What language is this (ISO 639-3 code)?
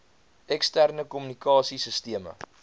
afr